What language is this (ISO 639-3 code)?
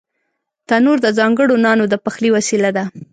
pus